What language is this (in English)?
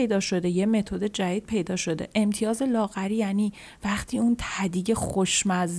Persian